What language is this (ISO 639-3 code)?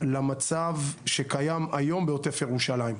heb